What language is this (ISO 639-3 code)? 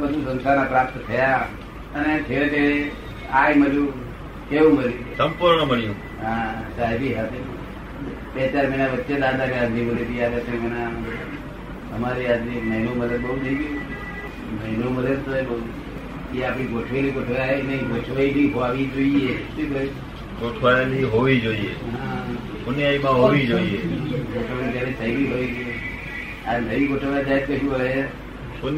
guj